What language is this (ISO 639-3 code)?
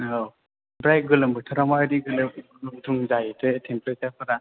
brx